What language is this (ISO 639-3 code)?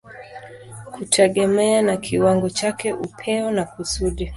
swa